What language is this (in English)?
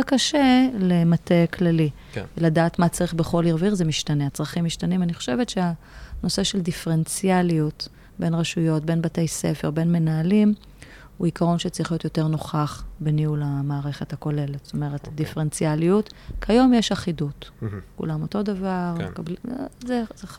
Hebrew